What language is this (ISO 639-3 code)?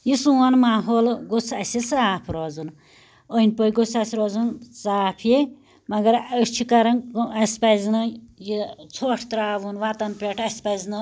kas